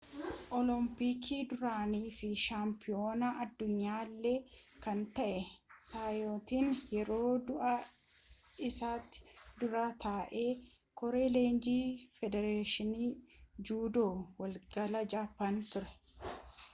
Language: Oromo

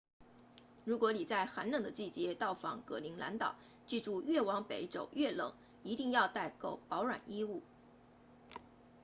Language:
Chinese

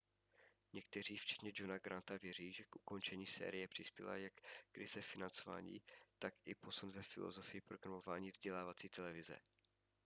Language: Czech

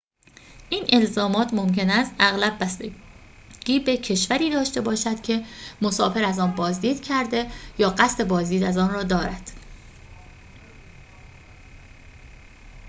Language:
Persian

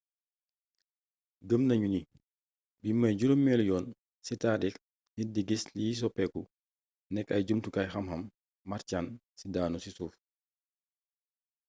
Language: Wolof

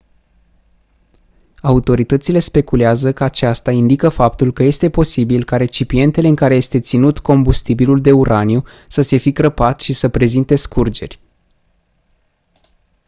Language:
Romanian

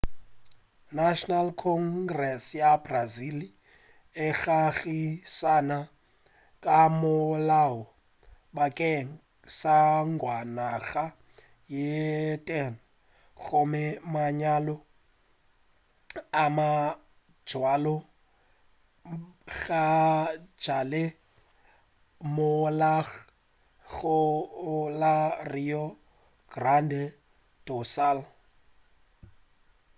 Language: Northern Sotho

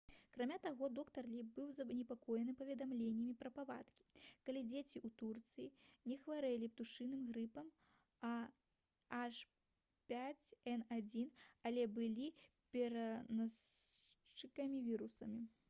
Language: Belarusian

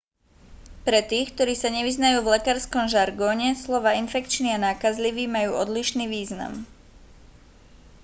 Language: Slovak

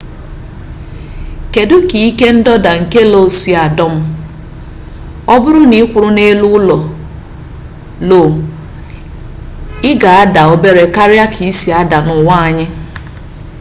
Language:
Igbo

